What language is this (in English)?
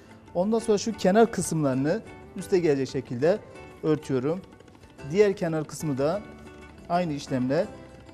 Turkish